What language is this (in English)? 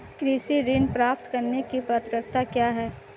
Hindi